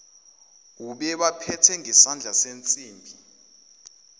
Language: Zulu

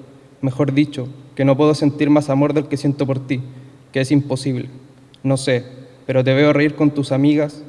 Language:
Spanish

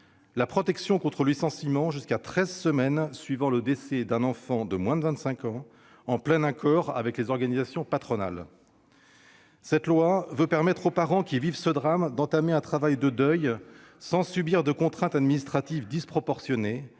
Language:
French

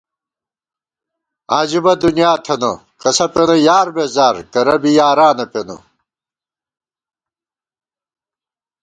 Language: Gawar-Bati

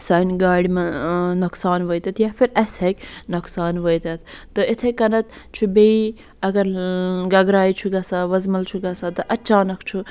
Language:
Kashmiri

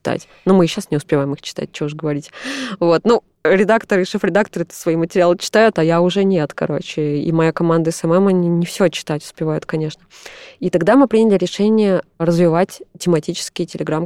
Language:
Russian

